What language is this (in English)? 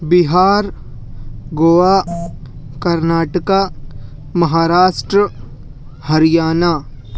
Urdu